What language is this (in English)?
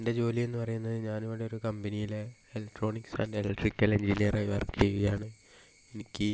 Malayalam